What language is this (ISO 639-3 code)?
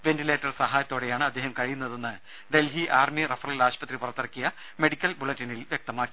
mal